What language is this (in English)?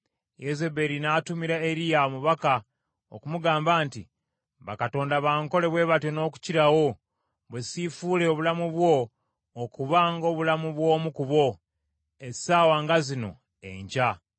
Ganda